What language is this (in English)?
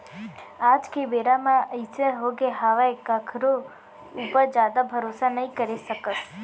Chhattisgarhi